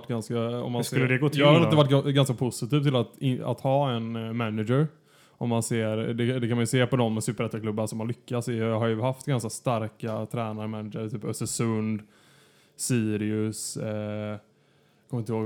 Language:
Swedish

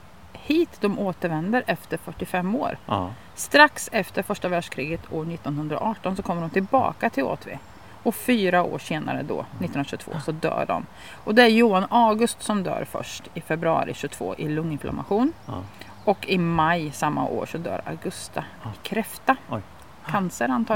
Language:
Swedish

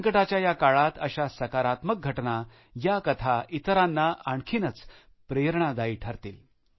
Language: Marathi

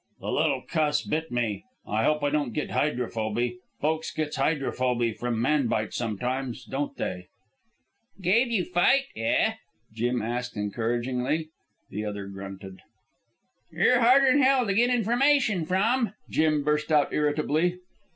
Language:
English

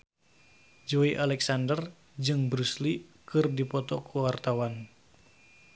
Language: Sundanese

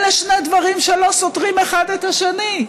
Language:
Hebrew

